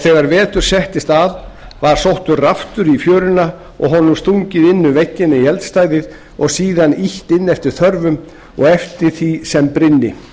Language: Icelandic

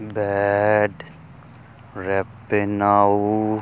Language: Punjabi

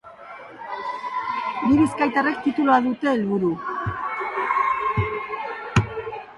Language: Basque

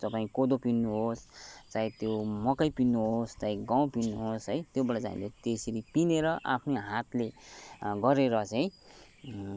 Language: Nepali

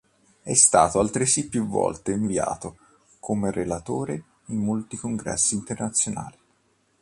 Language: Italian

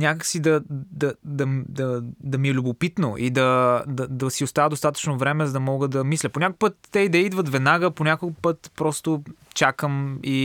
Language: Bulgarian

